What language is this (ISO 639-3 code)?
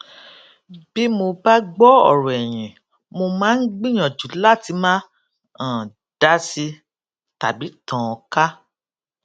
yor